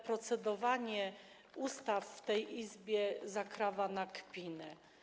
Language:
Polish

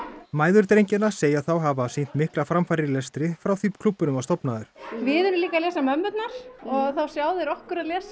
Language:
Icelandic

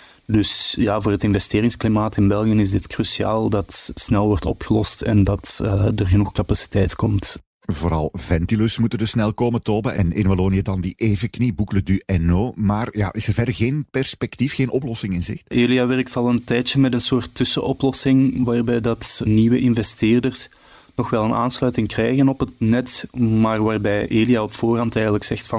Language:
Dutch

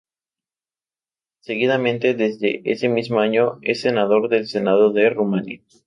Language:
Spanish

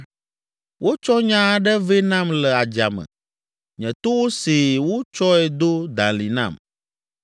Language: Ewe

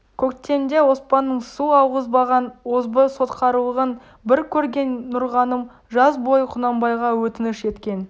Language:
Kazakh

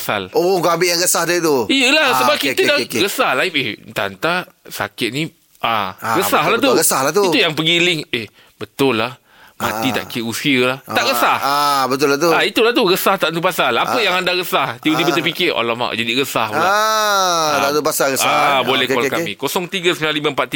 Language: Malay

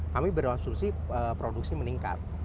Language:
Indonesian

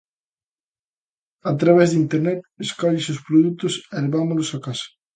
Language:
Galician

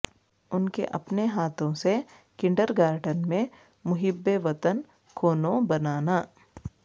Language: Urdu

